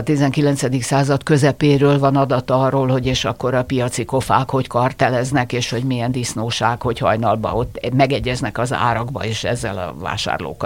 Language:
Hungarian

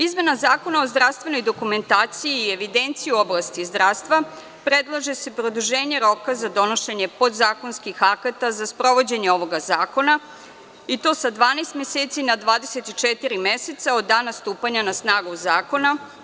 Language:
Serbian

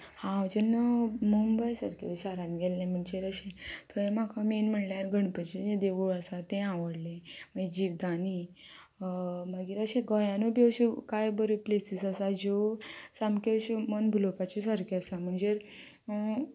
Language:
Konkani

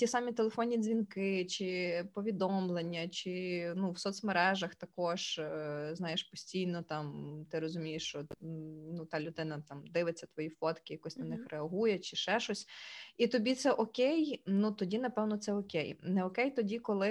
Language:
Ukrainian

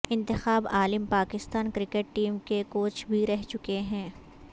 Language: Urdu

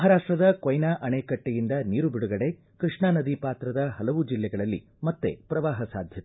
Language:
Kannada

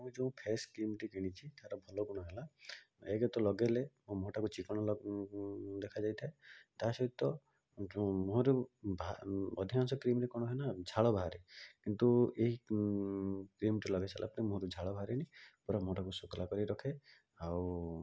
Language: Odia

